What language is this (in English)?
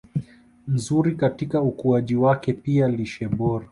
Swahili